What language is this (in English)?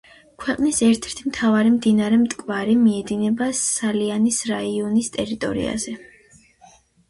Georgian